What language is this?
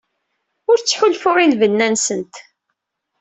Kabyle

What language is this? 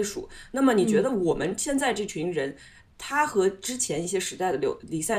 Chinese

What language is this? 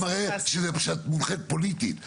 Hebrew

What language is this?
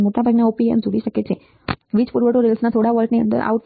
Gujarati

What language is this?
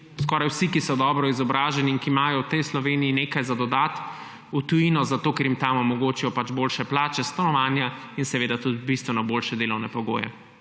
Slovenian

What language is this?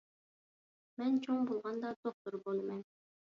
Uyghur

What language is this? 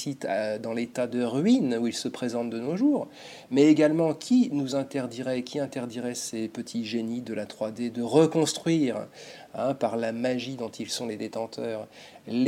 French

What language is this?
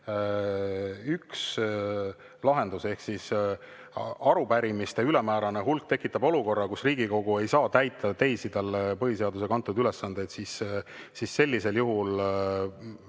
Estonian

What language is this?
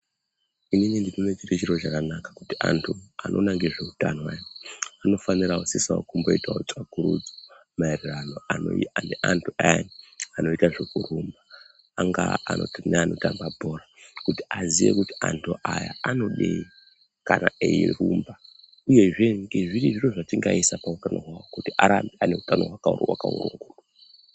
Ndau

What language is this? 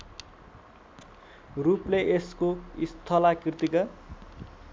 Nepali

